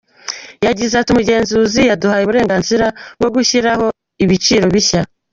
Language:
Kinyarwanda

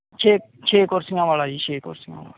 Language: Punjabi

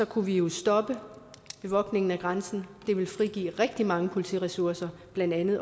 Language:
Danish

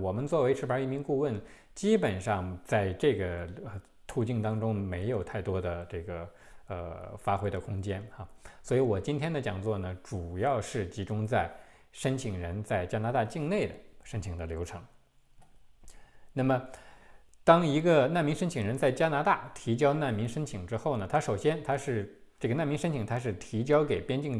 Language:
Chinese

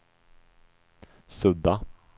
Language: Swedish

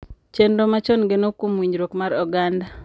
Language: Luo (Kenya and Tanzania)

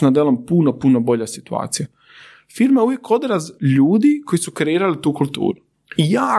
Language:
Croatian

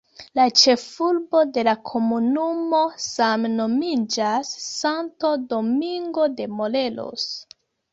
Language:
Esperanto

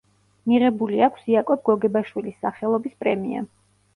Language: Georgian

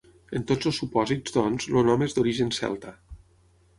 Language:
Catalan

